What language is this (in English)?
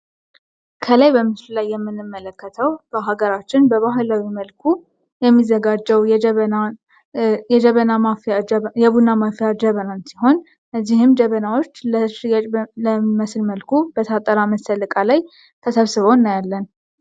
Amharic